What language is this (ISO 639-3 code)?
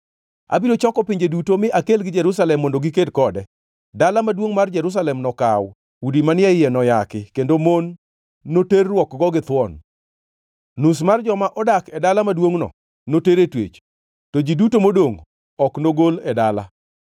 luo